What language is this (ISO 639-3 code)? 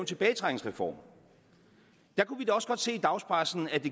dan